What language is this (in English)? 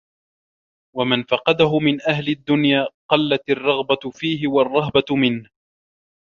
Arabic